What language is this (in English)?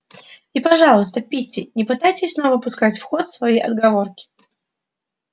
Russian